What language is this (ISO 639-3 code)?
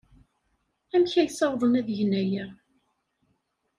kab